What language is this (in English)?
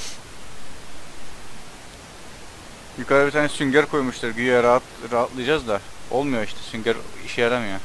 Turkish